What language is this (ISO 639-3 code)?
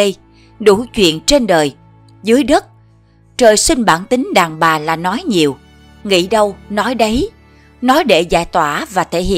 vie